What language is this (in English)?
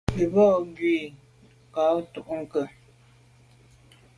Medumba